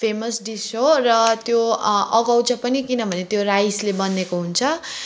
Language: Nepali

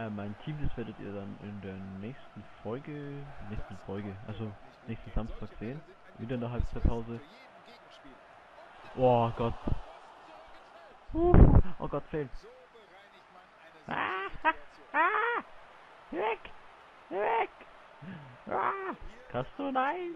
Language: German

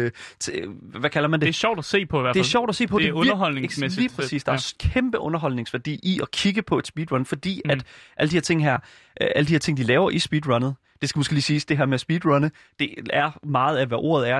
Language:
Danish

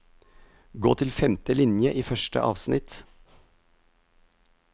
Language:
Norwegian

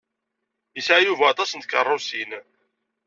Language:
Kabyle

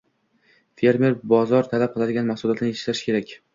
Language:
Uzbek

